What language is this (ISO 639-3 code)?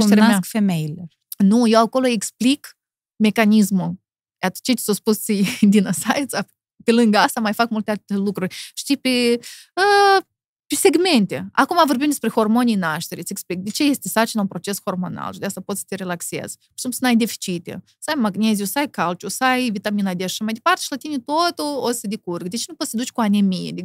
ron